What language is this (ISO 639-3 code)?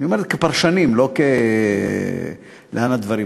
heb